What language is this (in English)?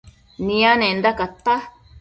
Matsés